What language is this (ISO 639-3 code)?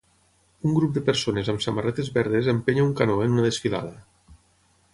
cat